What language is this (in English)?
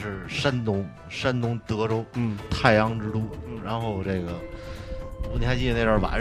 Chinese